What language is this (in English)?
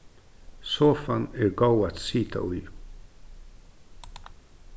Faroese